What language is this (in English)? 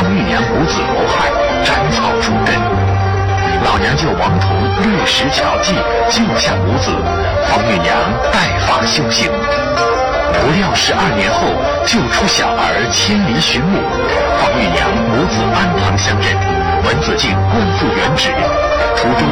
Chinese